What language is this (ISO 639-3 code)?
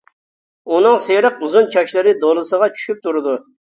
uig